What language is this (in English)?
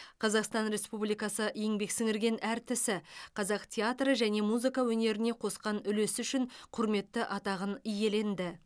Kazakh